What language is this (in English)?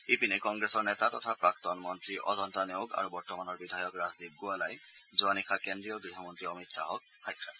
Assamese